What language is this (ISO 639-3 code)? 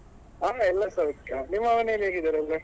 kan